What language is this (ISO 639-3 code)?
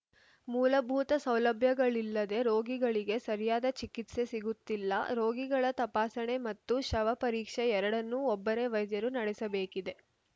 kan